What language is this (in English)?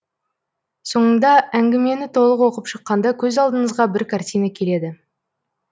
Kazakh